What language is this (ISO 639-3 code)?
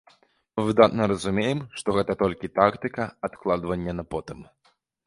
bel